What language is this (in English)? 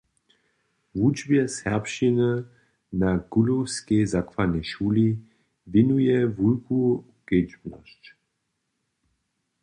Upper Sorbian